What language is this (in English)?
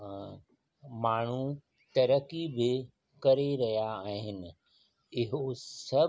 Sindhi